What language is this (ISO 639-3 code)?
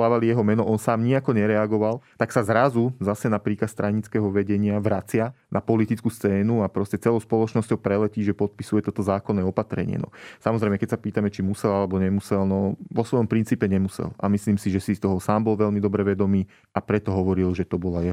slk